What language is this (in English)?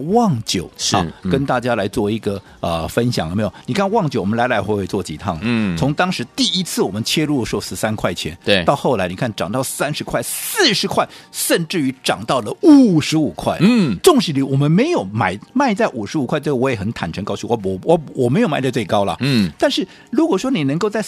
Chinese